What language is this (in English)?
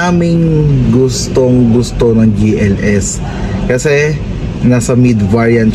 Filipino